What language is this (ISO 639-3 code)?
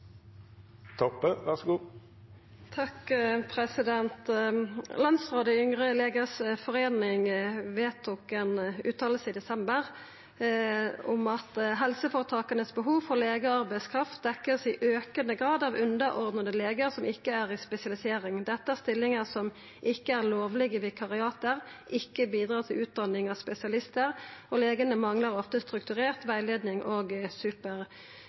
nor